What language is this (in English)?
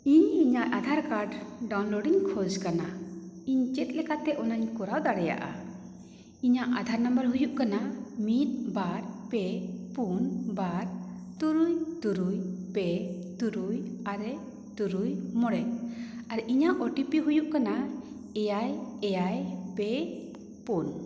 Santali